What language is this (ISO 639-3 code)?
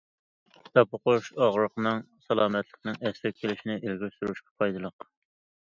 uig